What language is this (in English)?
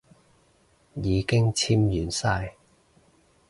Cantonese